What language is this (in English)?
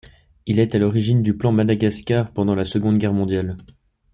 French